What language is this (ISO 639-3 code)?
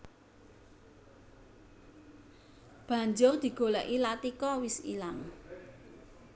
jav